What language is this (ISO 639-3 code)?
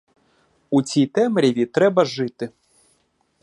ukr